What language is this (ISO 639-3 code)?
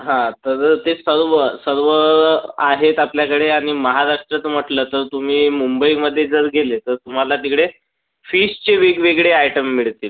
mar